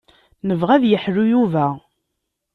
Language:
Kabyle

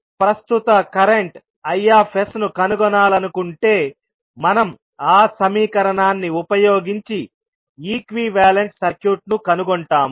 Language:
Telugu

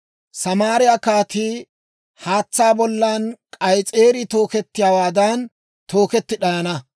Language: Dawro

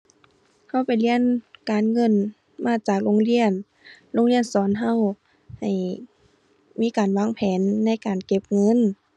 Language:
Thai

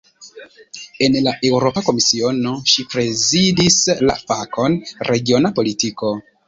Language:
Esperanto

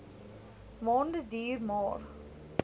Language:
Afrikaans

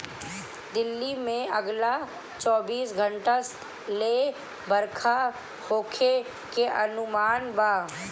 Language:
Bhojpuri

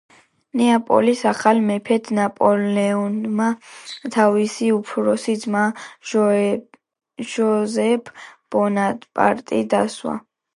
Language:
Georgian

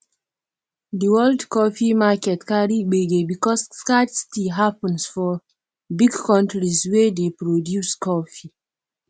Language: Nigerian Pidgin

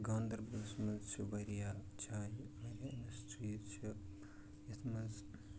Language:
Kashmiri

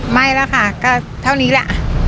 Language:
Thai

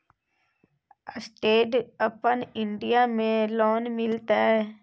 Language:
Maithili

